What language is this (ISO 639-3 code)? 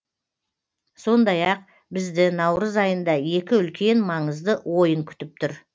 kaz